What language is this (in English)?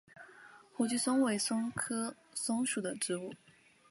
Chinese